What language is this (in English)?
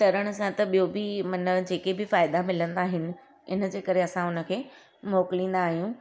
Sindhi